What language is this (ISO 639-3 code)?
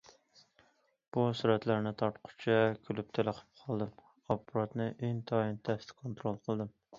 uig